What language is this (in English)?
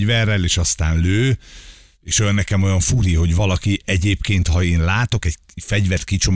Hungarian